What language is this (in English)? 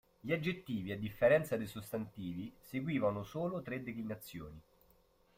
Italian